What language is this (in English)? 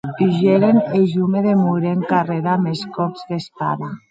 Occitan